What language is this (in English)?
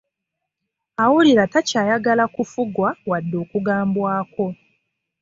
Ganda